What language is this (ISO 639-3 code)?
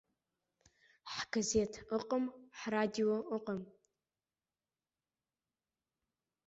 abk